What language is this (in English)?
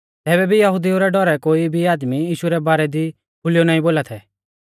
Mahasu Pahari